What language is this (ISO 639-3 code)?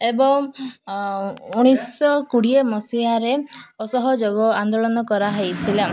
ori